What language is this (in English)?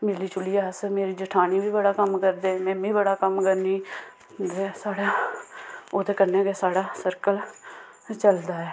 Dogri